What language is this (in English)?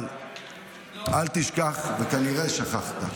Hebrew